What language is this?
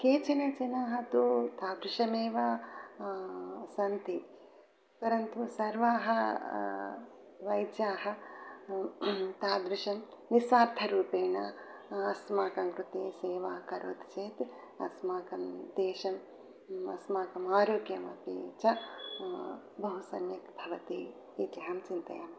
Sanskrit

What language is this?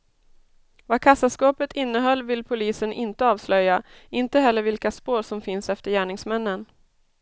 Swedish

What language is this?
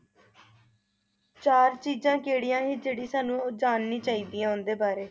Punjabi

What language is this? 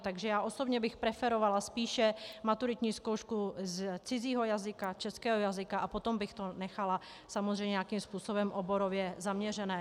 Czech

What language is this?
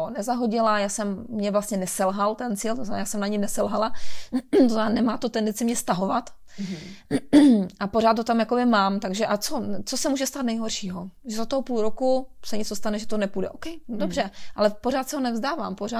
Czech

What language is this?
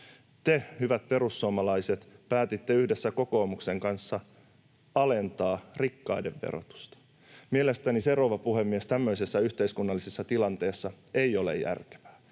Finnish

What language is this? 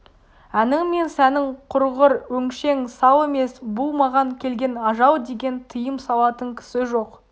Kazakh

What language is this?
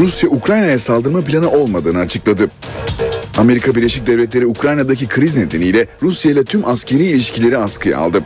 Turkish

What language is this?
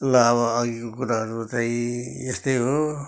Nepali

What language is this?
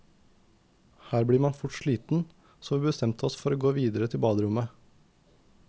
Norwegian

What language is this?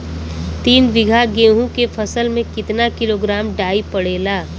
Bhojpuri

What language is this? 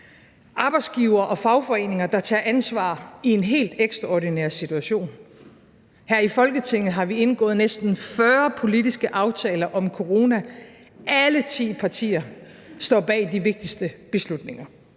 Danish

